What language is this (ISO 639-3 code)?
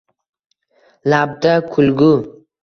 uzb